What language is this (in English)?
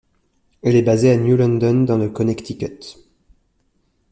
French